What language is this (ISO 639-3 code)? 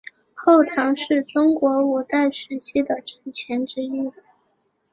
zho